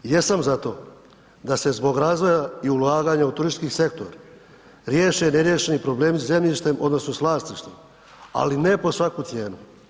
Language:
Croatian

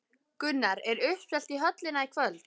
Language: Icelandic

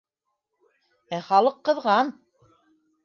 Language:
Bashkir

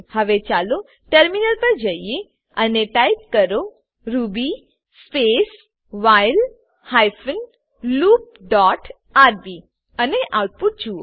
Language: Gujarati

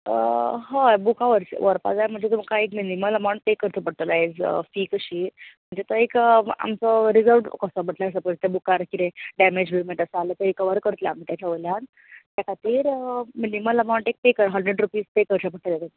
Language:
Konkani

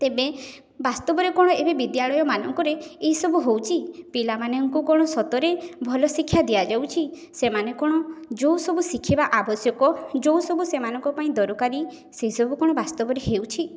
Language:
Odia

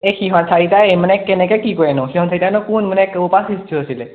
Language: Assamese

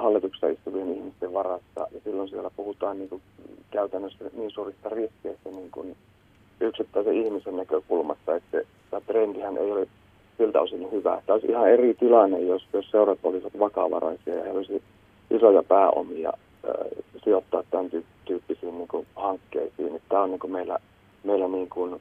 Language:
Finnish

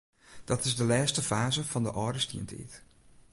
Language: Western Frisian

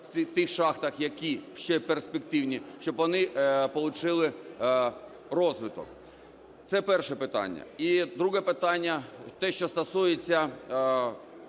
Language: Ukrainian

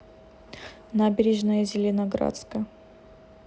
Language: Russian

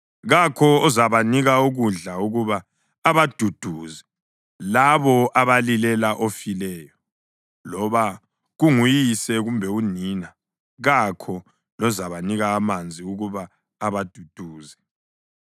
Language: North Ndebele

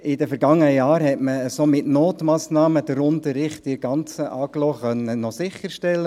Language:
Swiss German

